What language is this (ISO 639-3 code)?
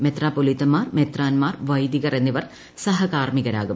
mal